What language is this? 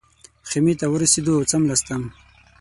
Pashto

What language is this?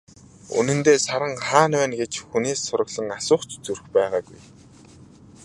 Mongolian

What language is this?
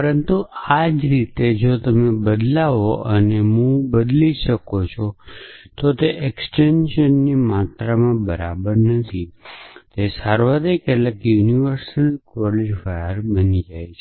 Gujarati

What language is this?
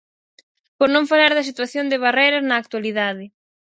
Galician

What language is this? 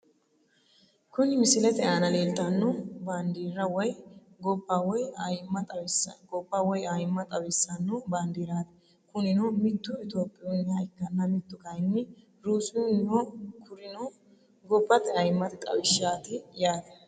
Sidamo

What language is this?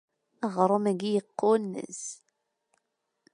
Kabyle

